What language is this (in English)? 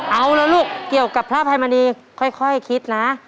Thai